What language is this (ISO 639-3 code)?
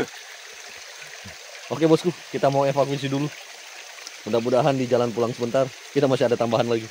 ind